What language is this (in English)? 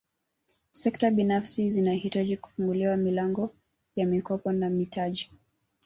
Swahili